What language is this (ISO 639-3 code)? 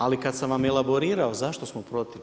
hrv